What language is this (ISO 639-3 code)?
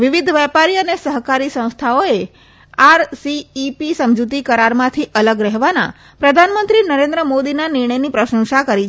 guj